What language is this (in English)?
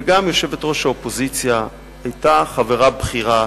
Hebrew